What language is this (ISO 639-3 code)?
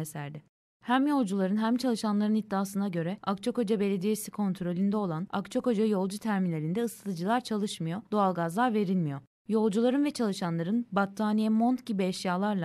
tur